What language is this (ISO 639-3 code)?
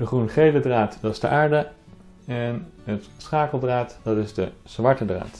nld